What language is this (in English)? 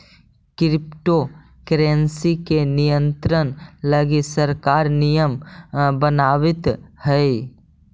Magahi